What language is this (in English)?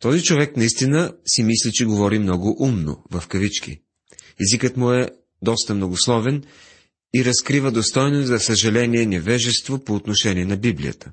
Bulgarian